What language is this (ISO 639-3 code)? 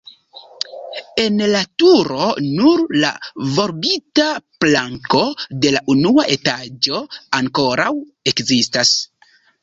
epo